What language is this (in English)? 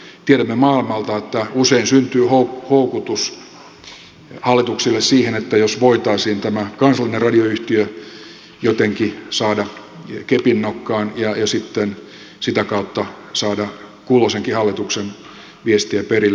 Finnish